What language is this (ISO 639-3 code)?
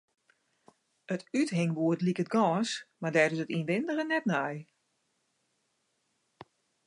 fry